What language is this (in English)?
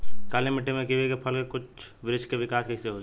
Bhojpuri